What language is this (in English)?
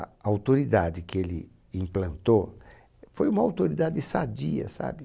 Portuguese